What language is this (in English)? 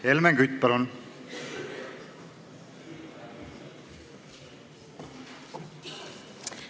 Estonian